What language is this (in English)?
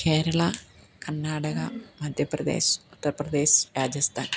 Malayalam